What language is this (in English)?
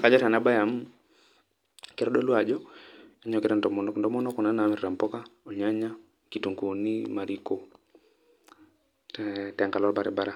Masai